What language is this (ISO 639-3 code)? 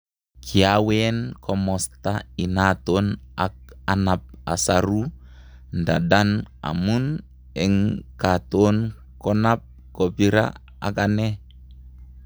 kln